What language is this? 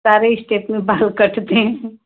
Hindi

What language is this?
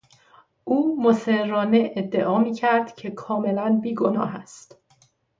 Persian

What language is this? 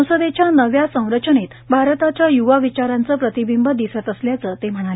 Marathi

